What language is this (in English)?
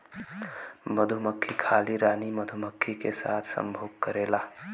Bhojpuri